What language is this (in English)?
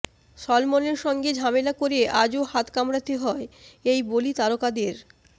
Bangla